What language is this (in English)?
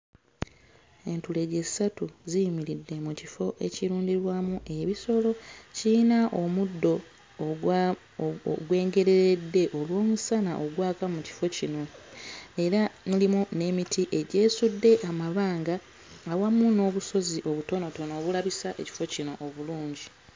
Ganda